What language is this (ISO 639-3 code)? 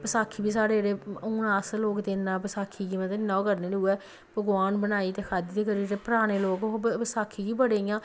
doi